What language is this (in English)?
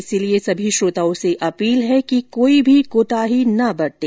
Hindi